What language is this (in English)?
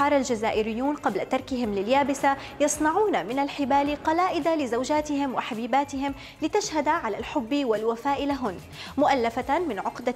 Arabic